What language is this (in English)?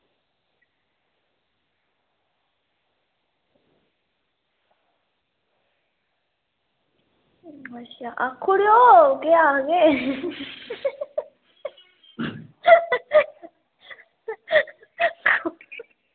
Dogri